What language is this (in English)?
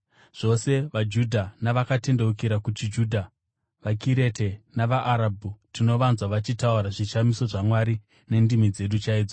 Shona